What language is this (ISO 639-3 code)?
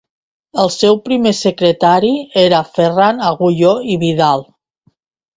cat